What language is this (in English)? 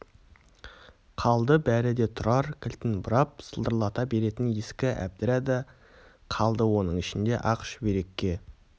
Kazakh